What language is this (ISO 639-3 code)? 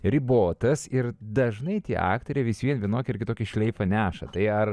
lit